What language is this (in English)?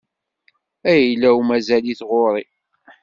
Kabyle